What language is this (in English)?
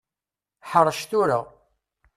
Kabyle